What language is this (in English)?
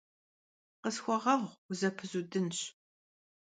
Kabardian